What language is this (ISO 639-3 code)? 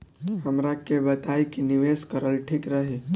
bho